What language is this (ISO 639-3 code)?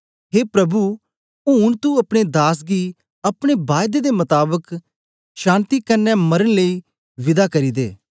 doi